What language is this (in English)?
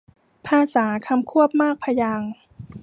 Thai